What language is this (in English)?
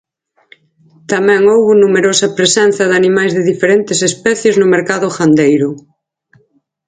Galician